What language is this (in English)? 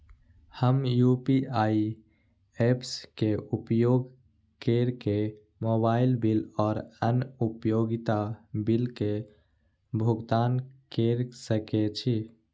Maithili